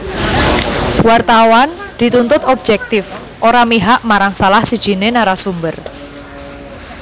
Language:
Javanese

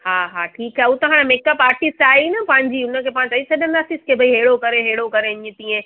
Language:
Sindhi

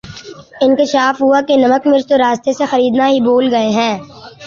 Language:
Urdu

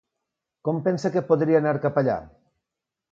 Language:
Catalan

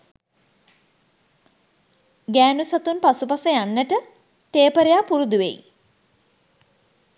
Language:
Sinhala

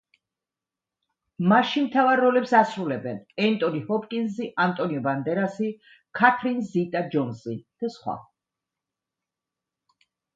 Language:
Georgian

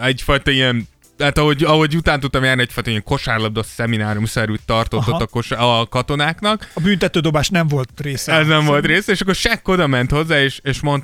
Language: Hungarian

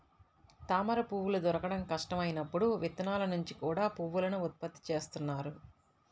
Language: Telugu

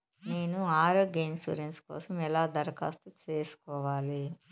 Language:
Telugu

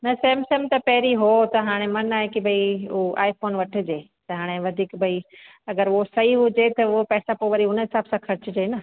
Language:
Sindhi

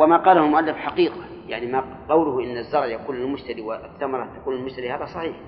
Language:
Arabic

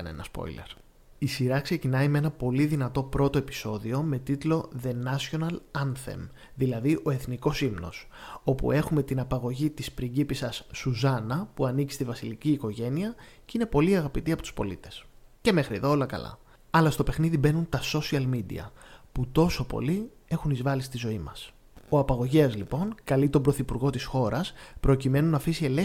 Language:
Greek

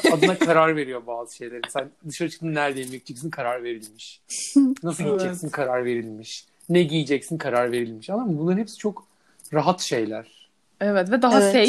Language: Turkish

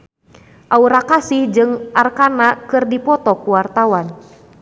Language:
Sundanese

